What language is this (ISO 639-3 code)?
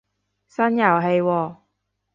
yue